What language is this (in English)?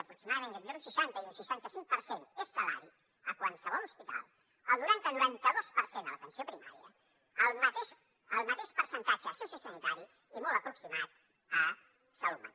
Catalan